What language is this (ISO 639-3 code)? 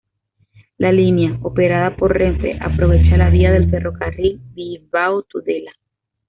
spa